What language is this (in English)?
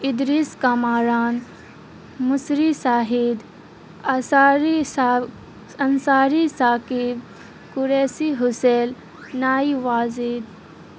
Urdu